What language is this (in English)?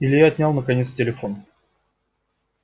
Russian